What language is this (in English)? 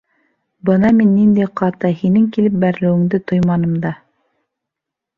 Bashkir